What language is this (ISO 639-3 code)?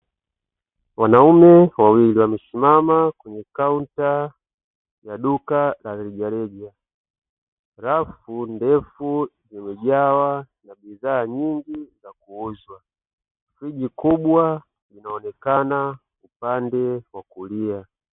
swa